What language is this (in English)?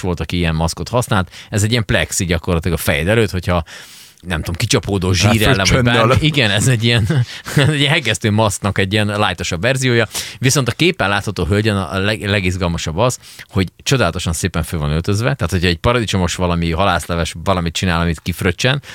Hungarian